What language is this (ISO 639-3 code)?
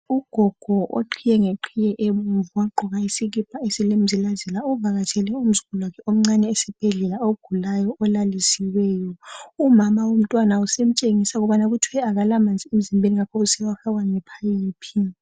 nde